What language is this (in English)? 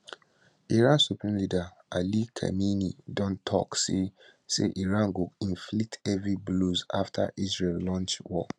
Nigerian Pidgin